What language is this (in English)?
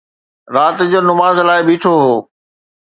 Sindhi